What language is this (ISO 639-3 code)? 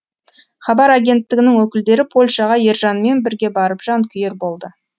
kaz